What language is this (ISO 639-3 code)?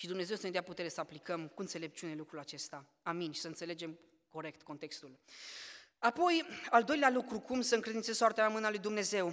ron